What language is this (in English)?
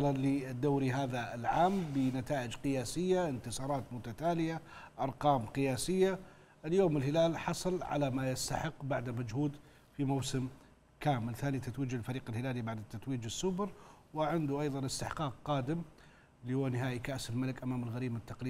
Arabic